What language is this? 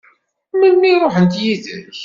Kabyle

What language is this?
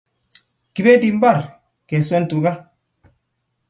Kalenjin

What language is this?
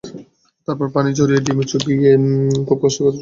Bangla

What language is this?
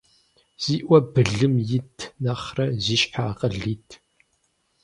Kabardian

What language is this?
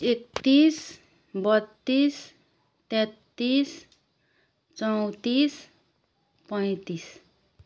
Nepali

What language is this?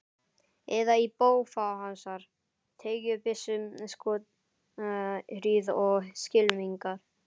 Icelandic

